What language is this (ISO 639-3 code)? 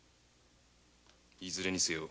jpn